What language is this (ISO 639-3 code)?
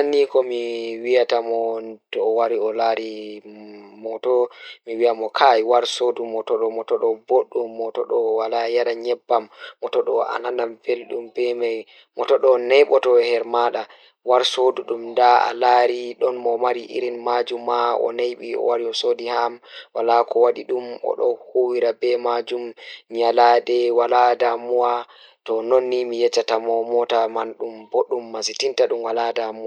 ful